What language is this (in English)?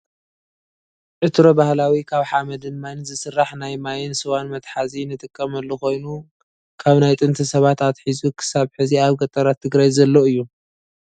Tigrinya